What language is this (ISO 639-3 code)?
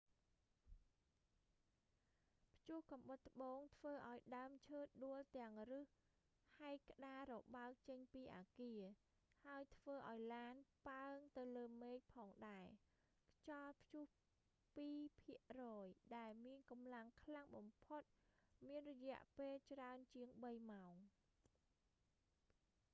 khm